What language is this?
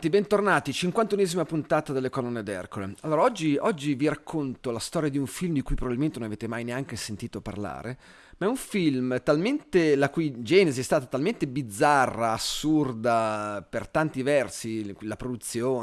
Italian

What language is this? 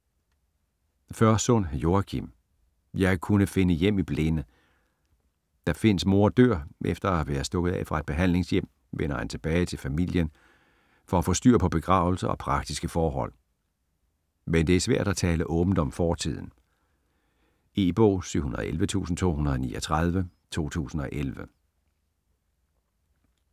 Danish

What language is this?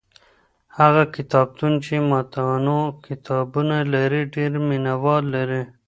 Pashto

